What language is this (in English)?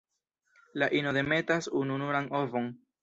Esperanto